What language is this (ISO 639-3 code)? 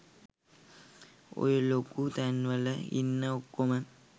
sin